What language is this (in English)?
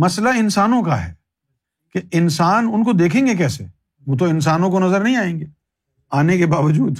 Urdu